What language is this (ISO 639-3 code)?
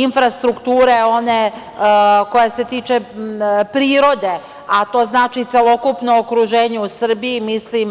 srp